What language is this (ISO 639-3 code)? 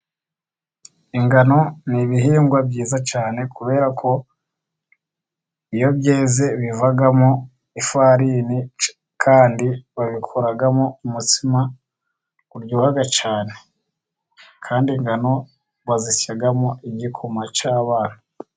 kin